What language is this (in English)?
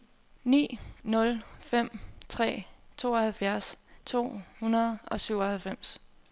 Danish